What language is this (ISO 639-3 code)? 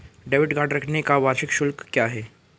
hin